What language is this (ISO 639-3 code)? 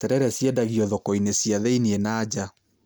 kik